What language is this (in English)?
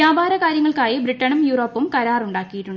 Malayalam